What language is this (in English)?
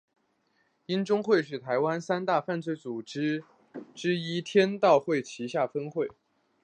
Chinese